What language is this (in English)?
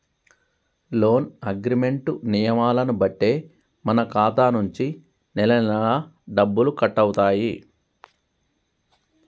Telugu